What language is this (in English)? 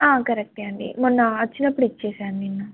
Telugu